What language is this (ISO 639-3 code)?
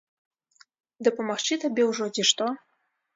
bel